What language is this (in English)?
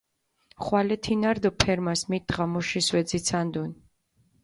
Mingrelian